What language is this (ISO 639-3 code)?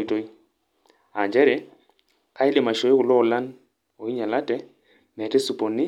mas